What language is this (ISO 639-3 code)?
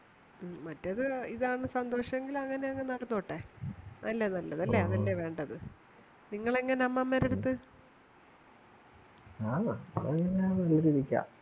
mal